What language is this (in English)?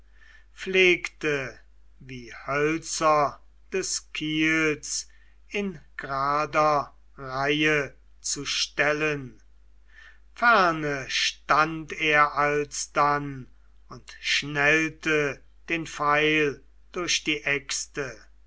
German